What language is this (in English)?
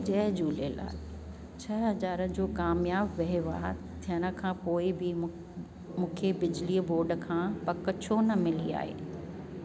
Sindhi